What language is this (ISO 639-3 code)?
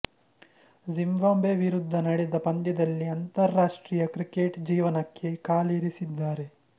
kan